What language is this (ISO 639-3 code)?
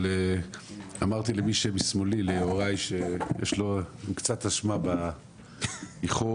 heb